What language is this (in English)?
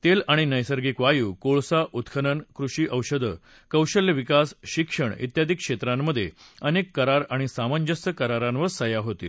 Marathi